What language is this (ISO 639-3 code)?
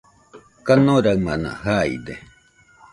hux